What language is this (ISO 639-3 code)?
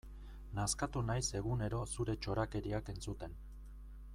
eus